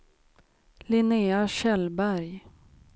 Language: Swedish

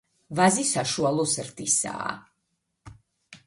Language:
Georgian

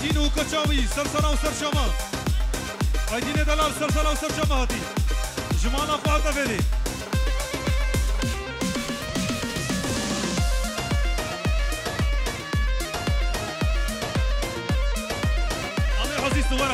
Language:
Arabic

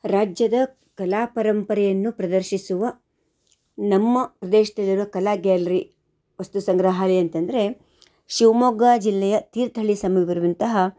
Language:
Kannada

